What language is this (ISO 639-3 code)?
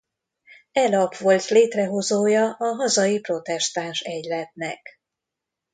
hun